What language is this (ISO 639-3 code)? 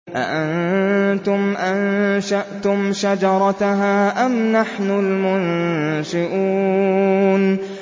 ara